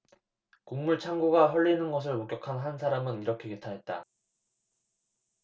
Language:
Korean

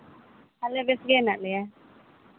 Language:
Santali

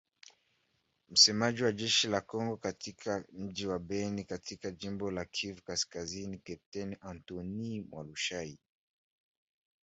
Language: Swahili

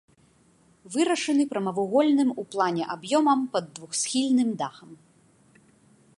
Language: Belarusian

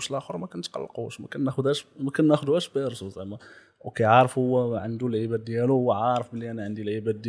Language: Arabic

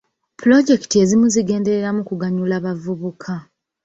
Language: Ganda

